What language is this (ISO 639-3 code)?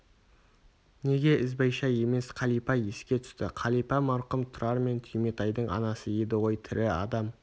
kaz